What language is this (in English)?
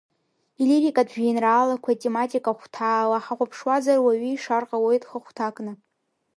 Abkhazian